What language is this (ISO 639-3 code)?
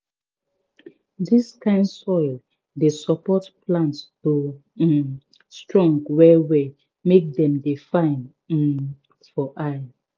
pcm